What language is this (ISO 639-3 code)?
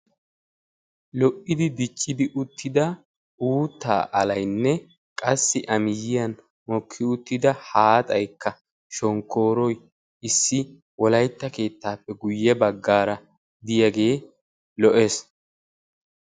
wal